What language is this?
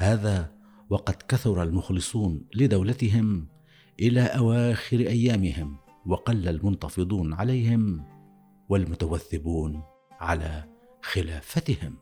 Arabic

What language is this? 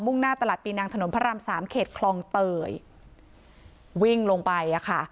Thai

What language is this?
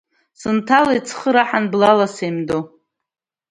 Abkhazian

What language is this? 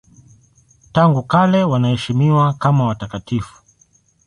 Swahili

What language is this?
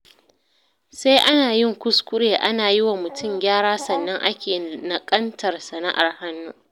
Hausa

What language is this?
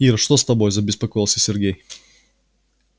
Russian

